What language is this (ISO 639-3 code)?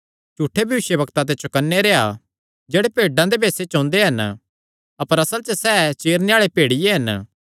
xnr